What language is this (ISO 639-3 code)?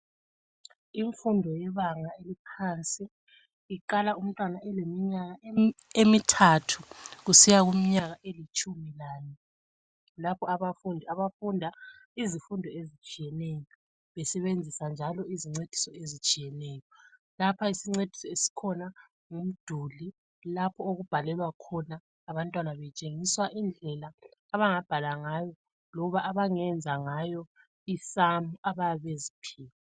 nde